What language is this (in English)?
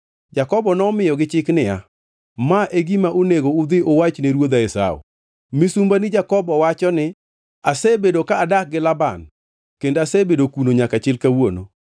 Luo (Kenya and Tanzania)